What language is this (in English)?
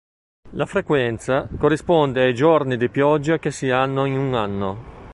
Italian